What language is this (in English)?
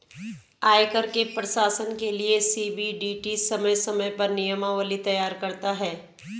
Hindi